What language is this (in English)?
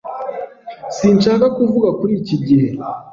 Kinyarwanda